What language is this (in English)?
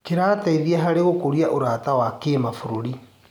Kikuyu